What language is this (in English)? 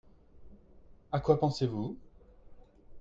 French